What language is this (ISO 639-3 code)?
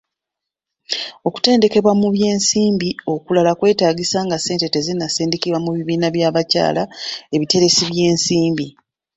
lug